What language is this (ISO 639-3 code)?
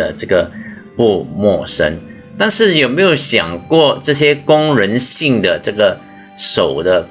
zho